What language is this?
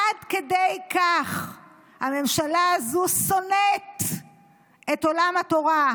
Hebrew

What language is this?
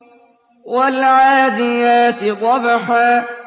Arabic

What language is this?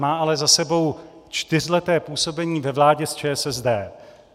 Czech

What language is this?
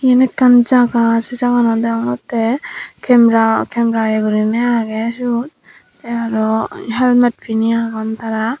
Chakma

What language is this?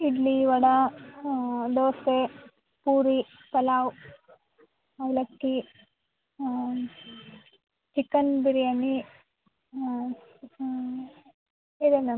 Kannada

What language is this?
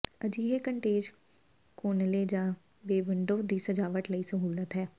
Punjabi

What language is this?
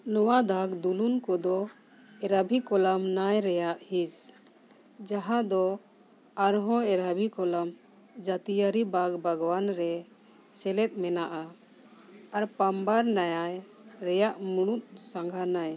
Santali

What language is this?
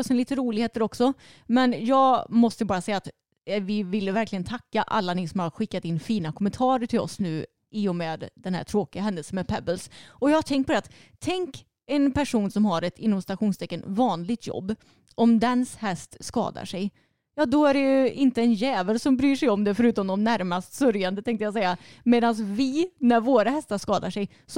Swedish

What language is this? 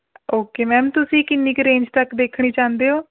Punjabi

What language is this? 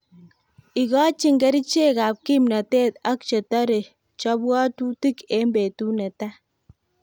Kalenjin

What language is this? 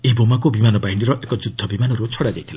Odia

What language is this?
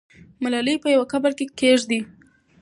Pashto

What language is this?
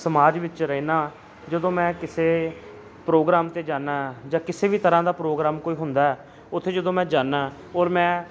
Punjabi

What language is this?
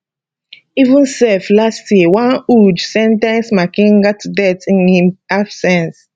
Nigerian Pidgin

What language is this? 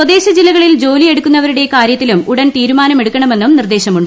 Malayalam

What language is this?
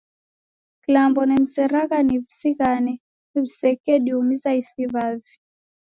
Taita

